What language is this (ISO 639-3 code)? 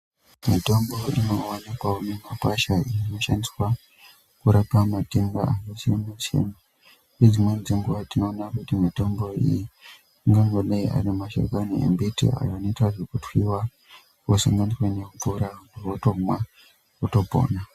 ndc